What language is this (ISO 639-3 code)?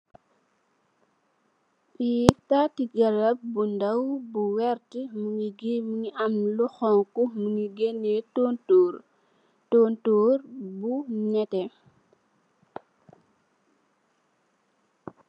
wol